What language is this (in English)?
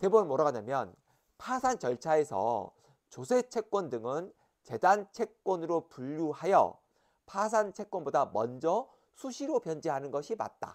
Korean